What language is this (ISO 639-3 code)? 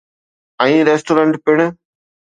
snd